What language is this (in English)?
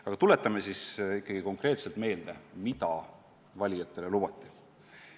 Estonian